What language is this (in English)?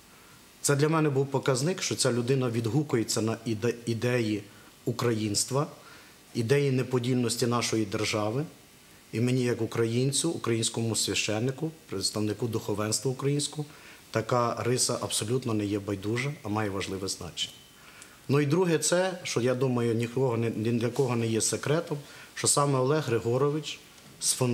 Ukrainian